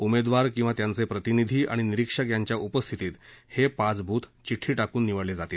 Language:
Marathi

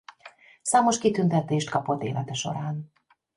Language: Hungarian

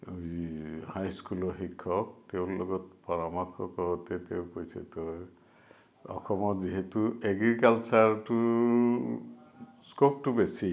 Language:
Assamese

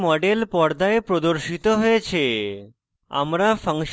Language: Bangla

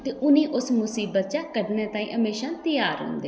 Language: Dogri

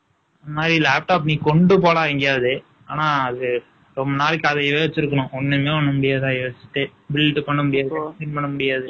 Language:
Tamil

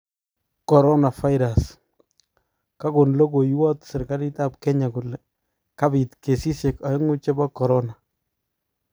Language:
Kalenjin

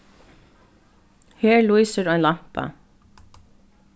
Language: Faroese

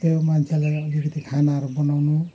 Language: Nepali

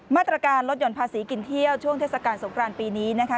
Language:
Thai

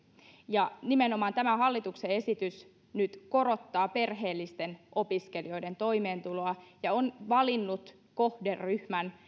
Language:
Finnish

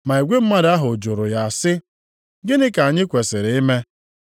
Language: Igbo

